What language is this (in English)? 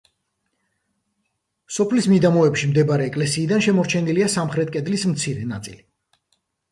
Georgian